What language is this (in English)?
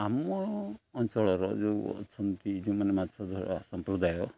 Odia